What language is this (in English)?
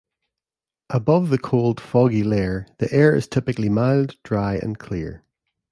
English